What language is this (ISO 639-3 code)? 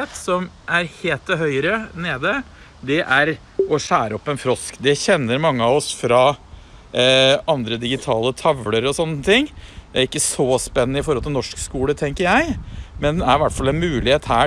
nor